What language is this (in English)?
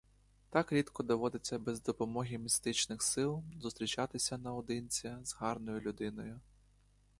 Ukrainian